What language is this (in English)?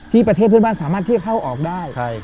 Thai